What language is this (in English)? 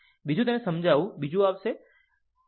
Gujarati